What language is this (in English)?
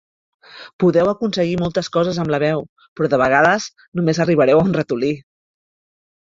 Catalan